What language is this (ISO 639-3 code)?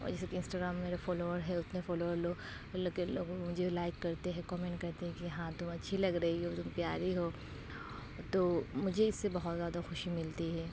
urd